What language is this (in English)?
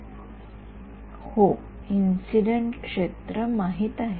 Marathi